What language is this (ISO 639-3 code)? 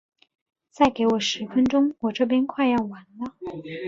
zho